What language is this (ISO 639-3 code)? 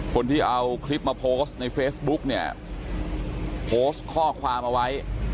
tha